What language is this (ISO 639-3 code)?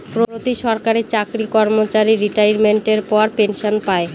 ben